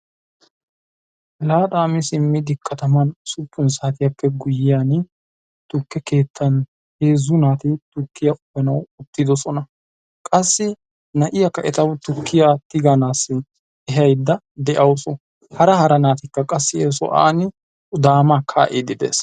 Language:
Wolaytta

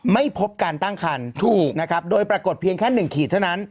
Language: Thai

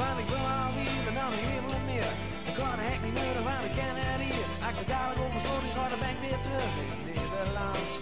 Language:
Dutch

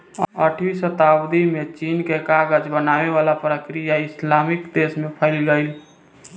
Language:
Bhojpuri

